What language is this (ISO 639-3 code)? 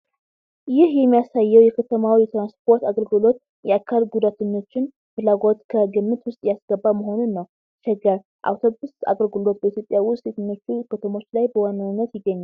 tir